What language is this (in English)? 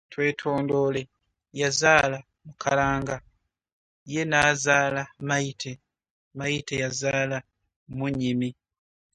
Ganda